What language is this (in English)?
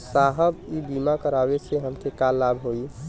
Bhojpuri